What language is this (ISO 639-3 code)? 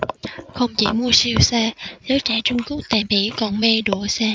vie